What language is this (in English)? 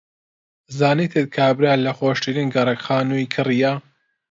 Central Kurdish